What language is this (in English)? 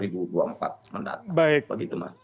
Indonesian